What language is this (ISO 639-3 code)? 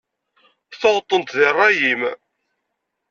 kab